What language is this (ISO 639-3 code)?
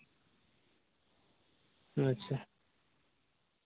sat